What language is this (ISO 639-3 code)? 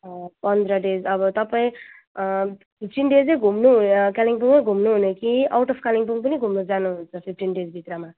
nep